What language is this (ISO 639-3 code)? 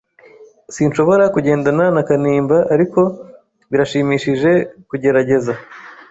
kin